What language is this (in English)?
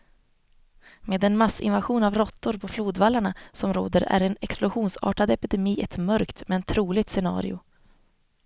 Swedish